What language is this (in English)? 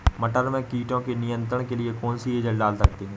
Hindi